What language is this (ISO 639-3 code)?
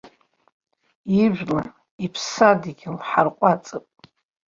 abk